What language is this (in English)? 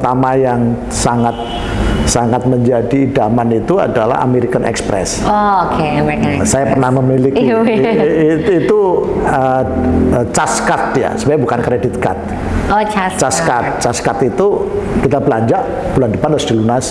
Indonesian